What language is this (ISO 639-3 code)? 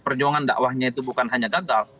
ind